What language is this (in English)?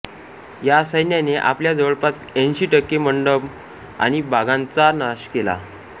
Marathi